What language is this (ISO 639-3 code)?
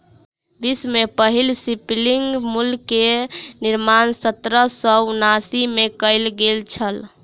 mai